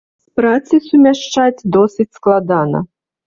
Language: Belarusian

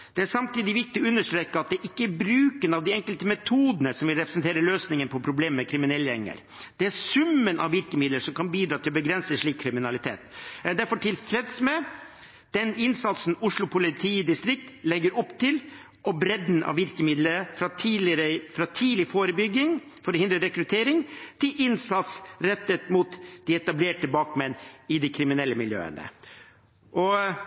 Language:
Norwegian Bokmål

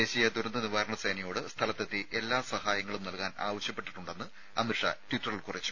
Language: Malayalam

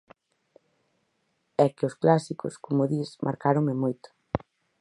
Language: Galician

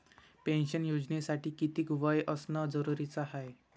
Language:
Marathi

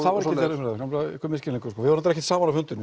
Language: Icelandic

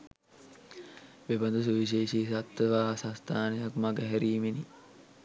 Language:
Sinhala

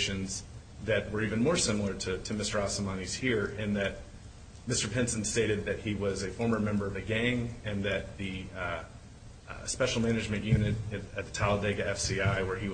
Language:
English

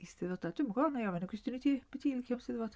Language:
Welsh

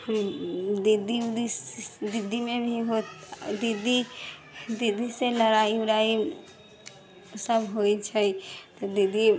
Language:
Maithili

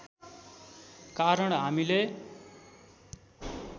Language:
Nepali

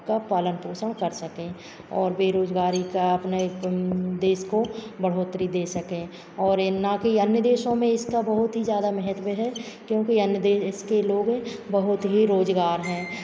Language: Hindi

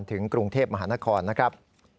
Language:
Thai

